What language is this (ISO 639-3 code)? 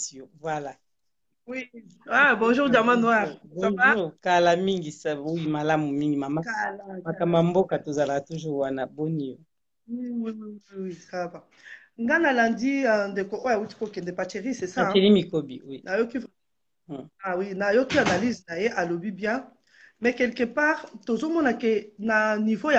fra